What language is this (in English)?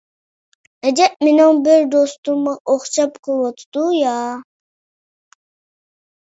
Uyghur